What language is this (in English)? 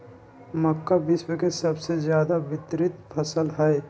Magahi